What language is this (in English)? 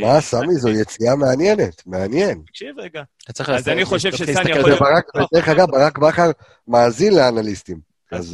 Hebrew